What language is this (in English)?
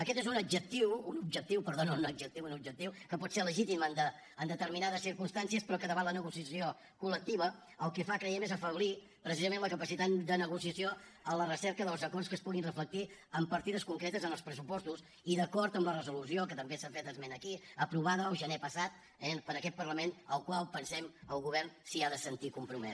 Catalan